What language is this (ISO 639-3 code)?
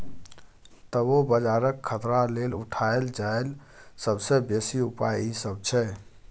mai